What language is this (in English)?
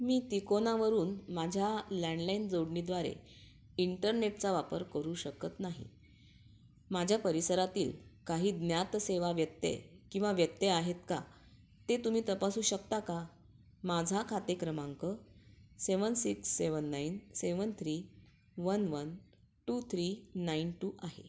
Marathi